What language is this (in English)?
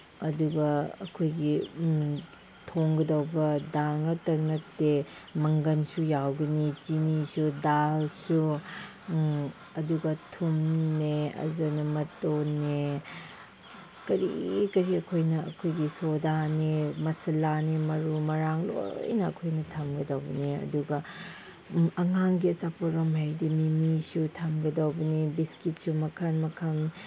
Manipuri